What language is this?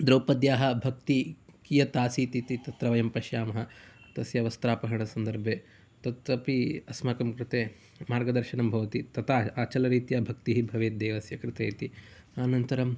Sanskrit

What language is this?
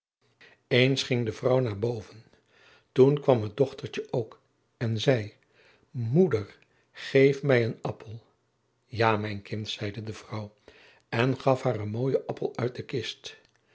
Dutch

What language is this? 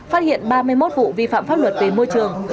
Vietnamese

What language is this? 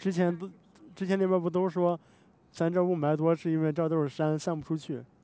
Chinese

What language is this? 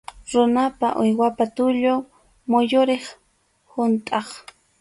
Arequipa-La Unión Quechua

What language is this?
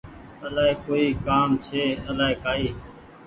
Goaria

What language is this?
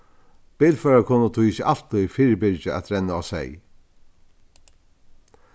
Faroese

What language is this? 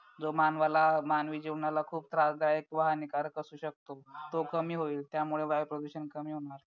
Marathi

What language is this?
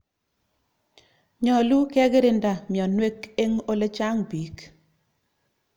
Kalenjin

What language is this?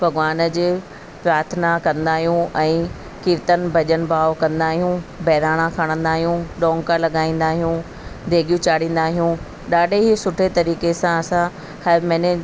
Sindhi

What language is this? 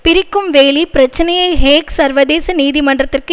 Tamil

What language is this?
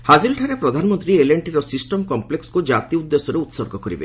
Odia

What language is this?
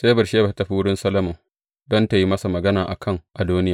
Hausa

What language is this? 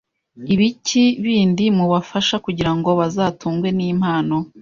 Kinyarwanda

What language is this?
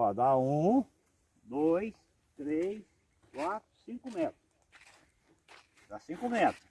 Portuguese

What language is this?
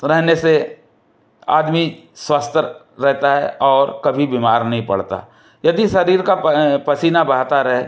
Hindi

